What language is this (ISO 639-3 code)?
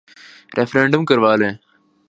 urd